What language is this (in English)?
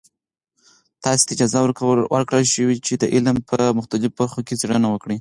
Pashto